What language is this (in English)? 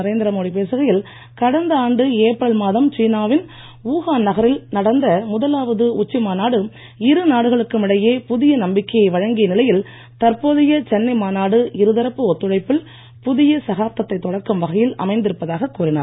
Tamil